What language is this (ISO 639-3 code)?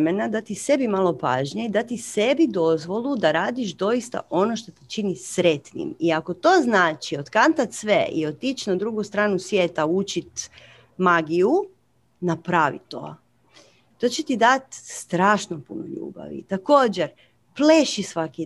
hrv